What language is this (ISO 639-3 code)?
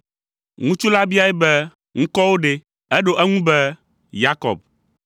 ewe